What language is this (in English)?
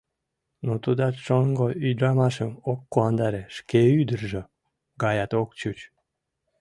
Mari